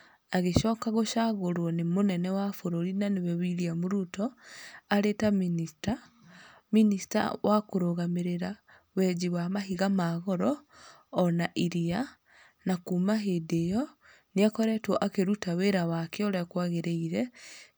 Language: Kikuyu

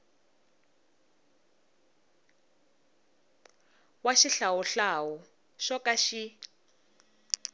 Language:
Tsonga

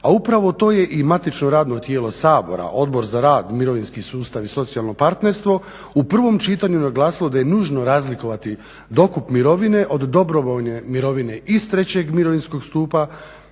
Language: Croatian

